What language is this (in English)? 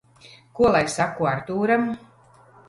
Latvian